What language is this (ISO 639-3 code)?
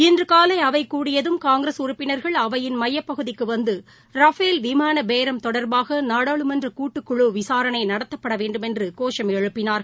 tam